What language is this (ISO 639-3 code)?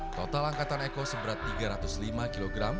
ind